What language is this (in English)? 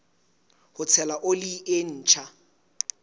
Southern Sotho